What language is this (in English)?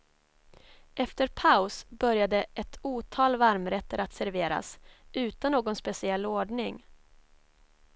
Swedish